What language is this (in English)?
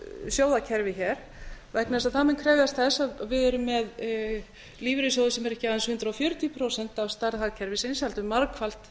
Icelandic